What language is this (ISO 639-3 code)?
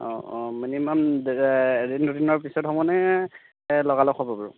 asm